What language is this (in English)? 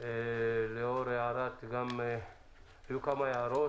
Hebrew